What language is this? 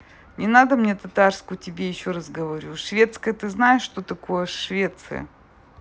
Russian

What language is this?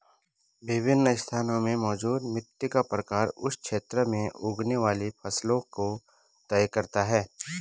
Hindi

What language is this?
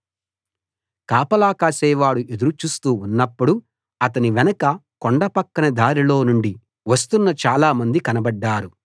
Telugu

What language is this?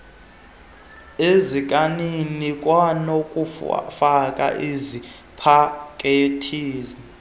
Xhosa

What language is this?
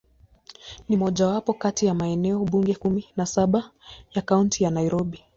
Swahili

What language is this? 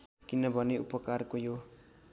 Nepali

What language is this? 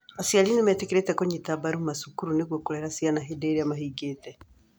Kikuyu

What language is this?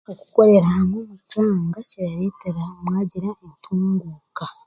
Chiga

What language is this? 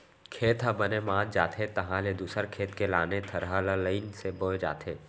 Chhattisgarhi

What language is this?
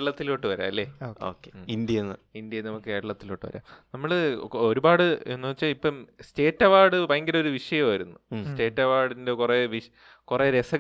Malayalam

